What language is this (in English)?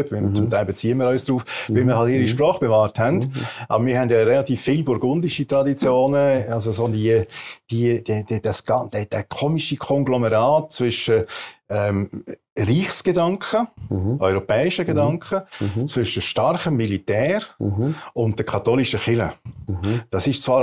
German